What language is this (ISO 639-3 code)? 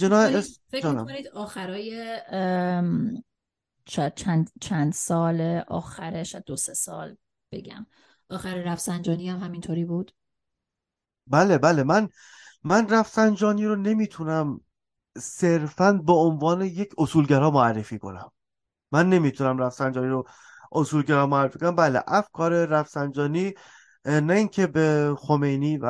fas